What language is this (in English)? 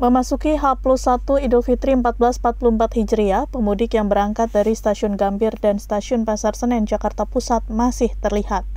Indonesian